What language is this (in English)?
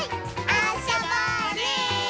Japanese